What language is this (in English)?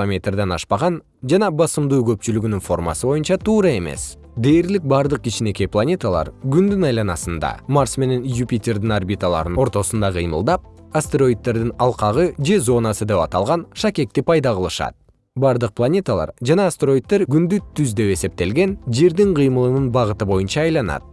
Kyrgyz